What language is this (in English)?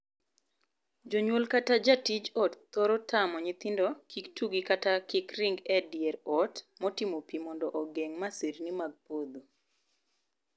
Luo (Kenya and Tanzania)